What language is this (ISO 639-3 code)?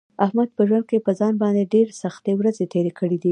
pus